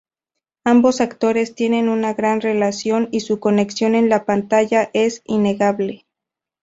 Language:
Spanish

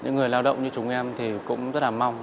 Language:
Vietnamese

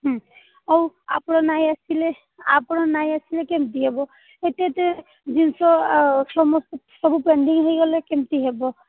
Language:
Odia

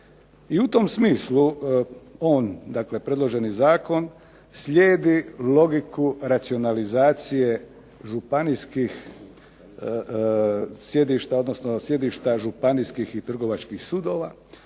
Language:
Croatian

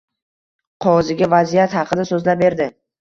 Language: Uzbek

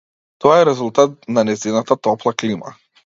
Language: Macedonian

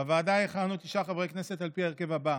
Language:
Hebrew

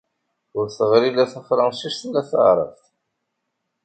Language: Kabyle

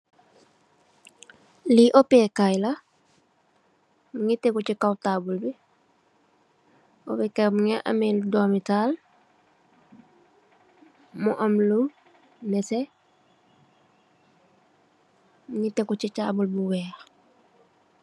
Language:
Wolof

